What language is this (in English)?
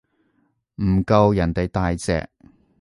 Cantonese